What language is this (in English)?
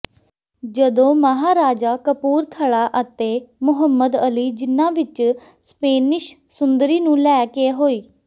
Punjabi